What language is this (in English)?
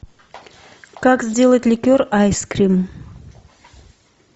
Russian